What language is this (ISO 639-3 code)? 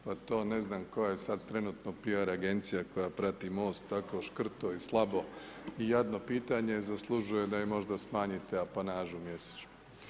hrv